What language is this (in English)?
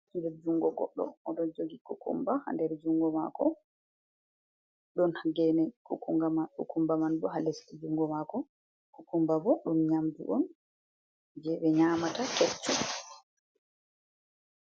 Fula